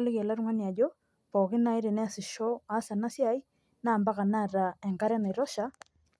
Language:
Masai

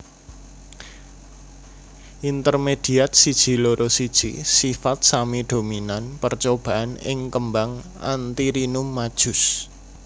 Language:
Javanese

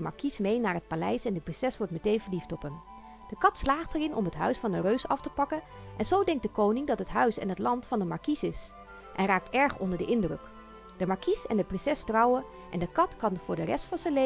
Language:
Dutch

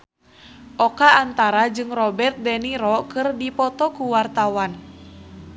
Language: Sundanese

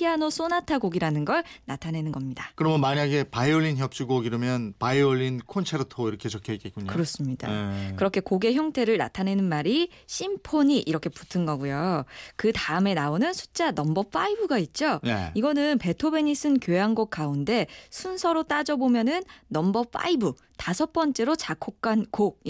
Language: Korean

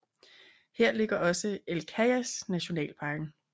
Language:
Danish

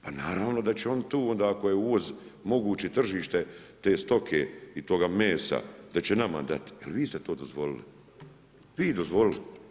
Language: Croatian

